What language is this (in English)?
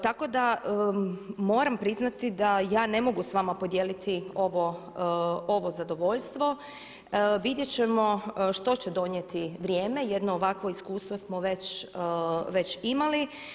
Croatian